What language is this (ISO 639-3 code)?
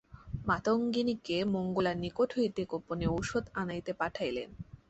ben